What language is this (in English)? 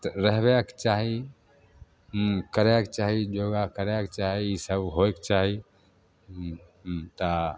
Maithili